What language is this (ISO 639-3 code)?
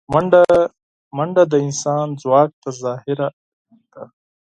pus